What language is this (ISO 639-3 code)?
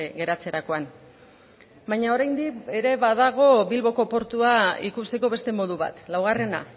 eus